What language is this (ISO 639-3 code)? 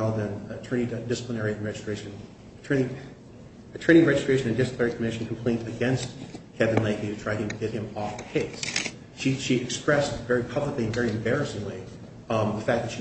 eng